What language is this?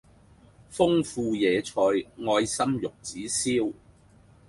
Cantonese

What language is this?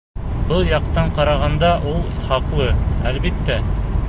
Bashkir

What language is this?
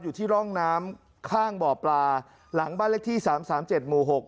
Thai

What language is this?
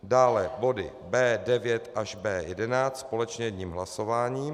Czech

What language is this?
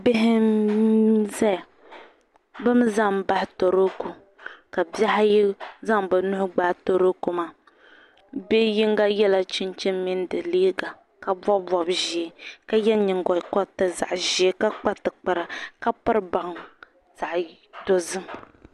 Dagbani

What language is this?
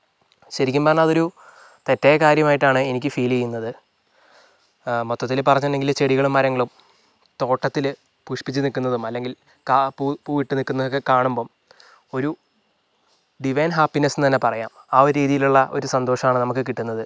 Malayalam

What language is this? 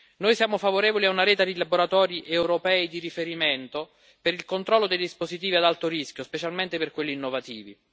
Italian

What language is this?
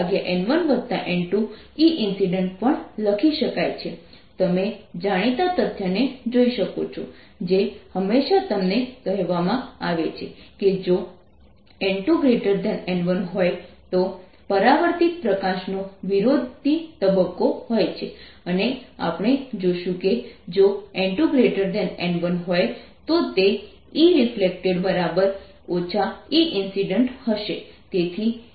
Gujarati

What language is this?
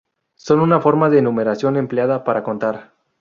Spanish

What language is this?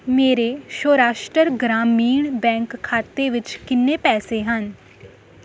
Punjabi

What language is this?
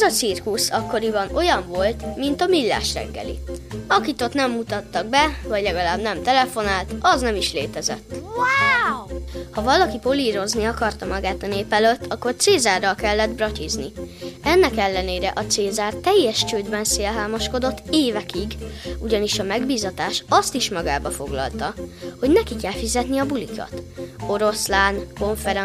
Hungarian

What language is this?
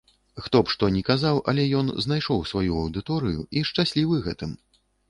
Belarusian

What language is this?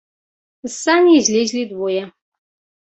Belarusian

